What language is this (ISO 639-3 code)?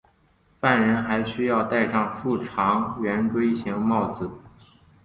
zho